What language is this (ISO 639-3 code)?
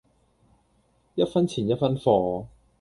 yue